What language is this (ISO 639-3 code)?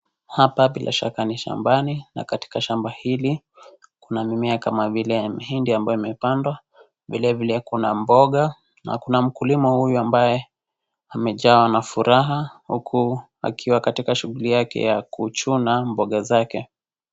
swa